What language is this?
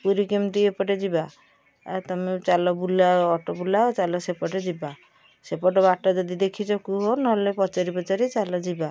Odia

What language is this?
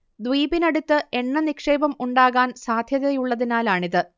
Malayalam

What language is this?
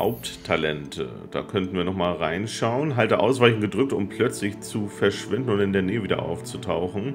German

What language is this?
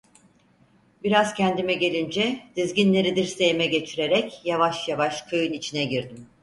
Turkish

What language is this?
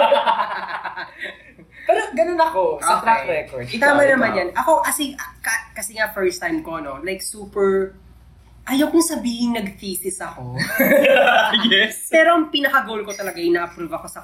Filipino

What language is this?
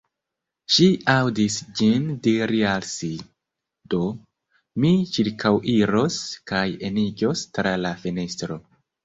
Esperanto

